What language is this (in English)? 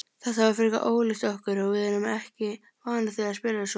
Icelandic